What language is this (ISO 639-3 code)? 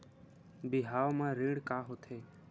hne